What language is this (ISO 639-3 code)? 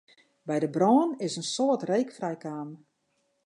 fry